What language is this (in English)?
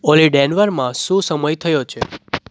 Gujarati